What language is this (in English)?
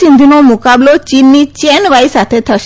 Gujarati